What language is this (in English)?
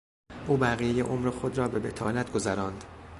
Persian